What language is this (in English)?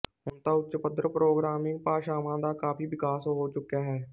Punjabi